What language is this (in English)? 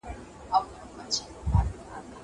Pashto